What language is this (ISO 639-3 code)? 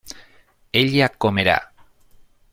spa